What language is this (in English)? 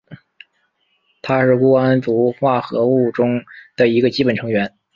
Chinese